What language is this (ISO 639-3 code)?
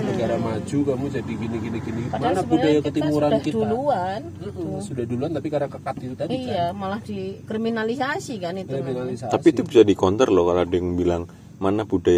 ind